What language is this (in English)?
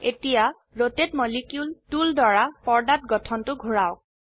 Assamese